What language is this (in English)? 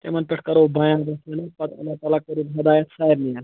Kashmiri